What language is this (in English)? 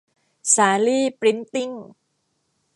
Thai